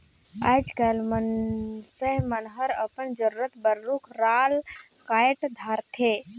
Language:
Chhattisgarhi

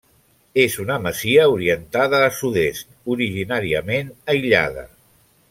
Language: Catalan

